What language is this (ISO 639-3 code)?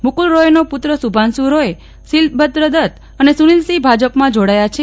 guj